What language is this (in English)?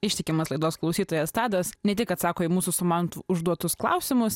Lithuanian